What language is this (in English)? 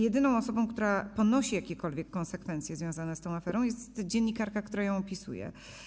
Polish